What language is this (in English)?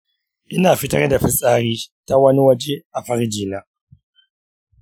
Hausa